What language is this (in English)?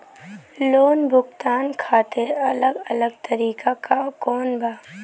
Bhojpuri